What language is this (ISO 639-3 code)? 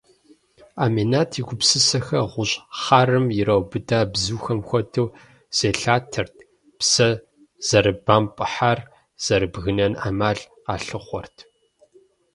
kbd